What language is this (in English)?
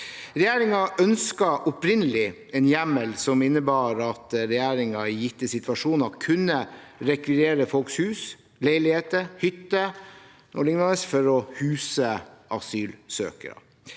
Norwegian